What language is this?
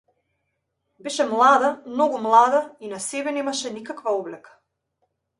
Macedonian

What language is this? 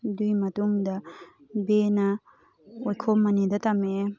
Manipuri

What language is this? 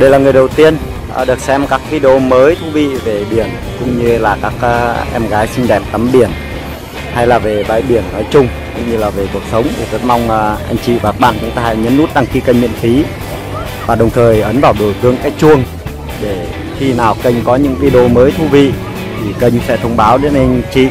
Vietnamese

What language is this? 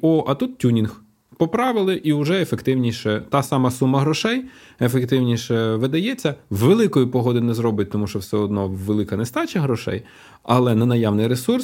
Ukrainian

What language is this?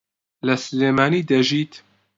Central Kurdish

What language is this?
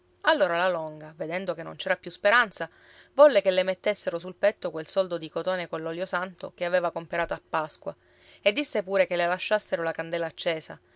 Italian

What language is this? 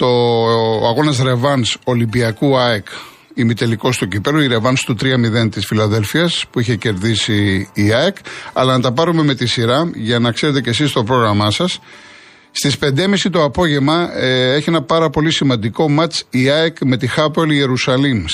Greek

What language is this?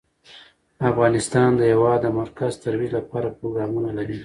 Pashto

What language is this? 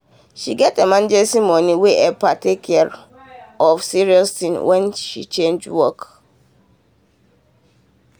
Nigerian Pidgin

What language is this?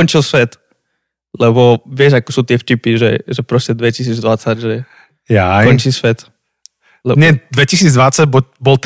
Slovak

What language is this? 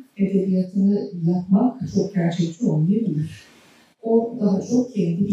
Turkish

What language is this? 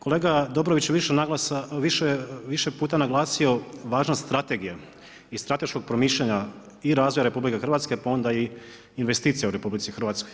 Croatian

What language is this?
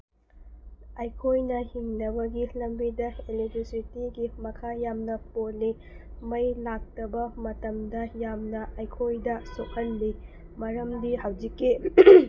Manipuri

